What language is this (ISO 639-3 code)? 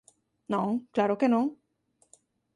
glg